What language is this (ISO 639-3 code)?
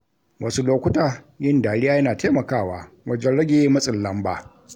hau